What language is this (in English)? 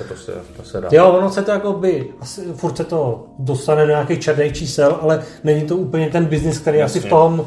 Czech